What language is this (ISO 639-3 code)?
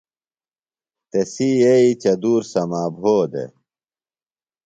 phl